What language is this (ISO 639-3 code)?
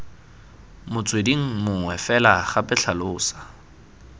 tsn